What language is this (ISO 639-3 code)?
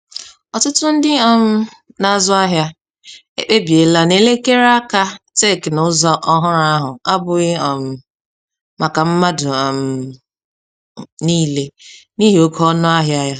ibo